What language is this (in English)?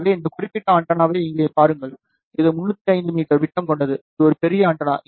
Tamil